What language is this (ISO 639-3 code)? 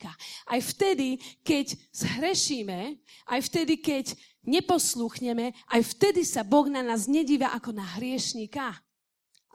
slk